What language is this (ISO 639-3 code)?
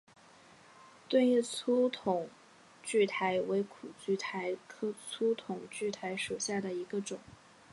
zho